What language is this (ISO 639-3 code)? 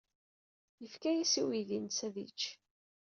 kab